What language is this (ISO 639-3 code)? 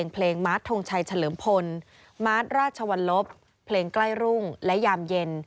tha